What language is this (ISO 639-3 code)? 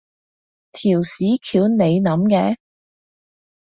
yue